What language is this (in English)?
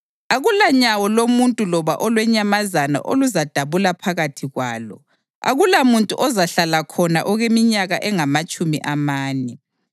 North Ndebele